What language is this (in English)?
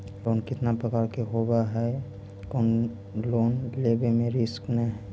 Magahi